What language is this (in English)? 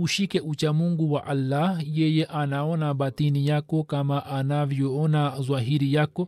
Swahili